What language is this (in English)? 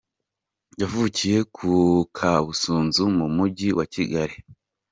Kinyarwanda